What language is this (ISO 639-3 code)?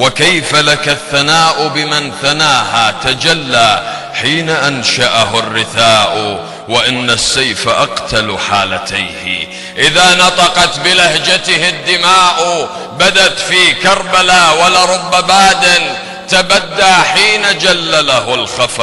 ara